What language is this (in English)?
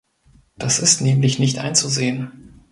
German